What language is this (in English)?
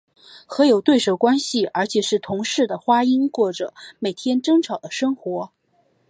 Chinese